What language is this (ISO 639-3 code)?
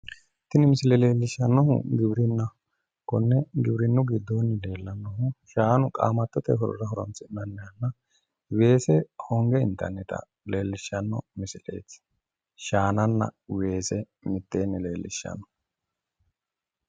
sid